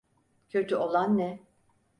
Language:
Turkish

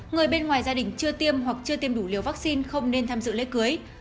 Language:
Vietnamese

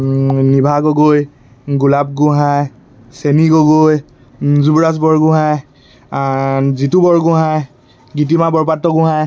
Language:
Assamese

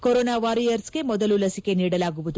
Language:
Kannada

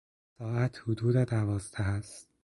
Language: Persian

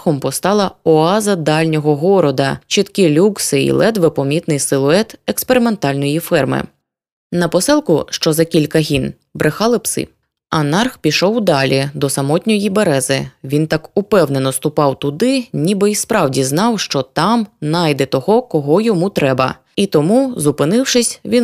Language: Ukrainian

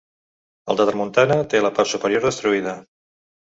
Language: Catalan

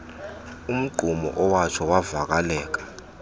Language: Xhosa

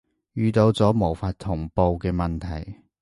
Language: Cantonese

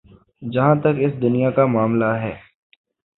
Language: Urdu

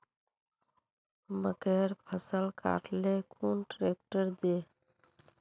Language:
Magahi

